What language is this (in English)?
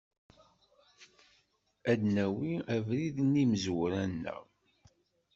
Kabyle